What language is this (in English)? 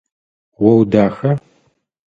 Adyghe